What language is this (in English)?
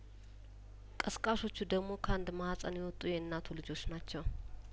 Amharic